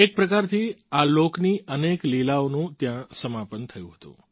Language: Gujarati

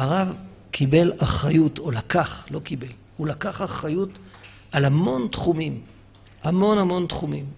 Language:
Hebrew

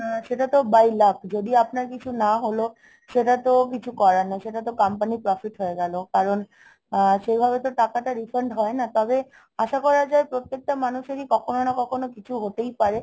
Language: Bangla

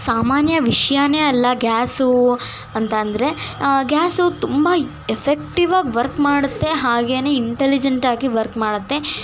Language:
Kannada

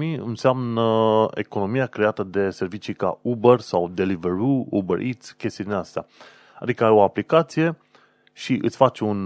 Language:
Romanian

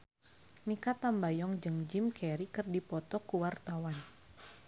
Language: Sundanese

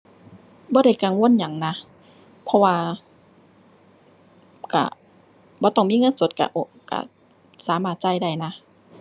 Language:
Thai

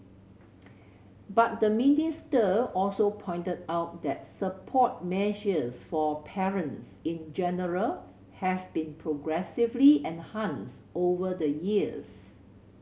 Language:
English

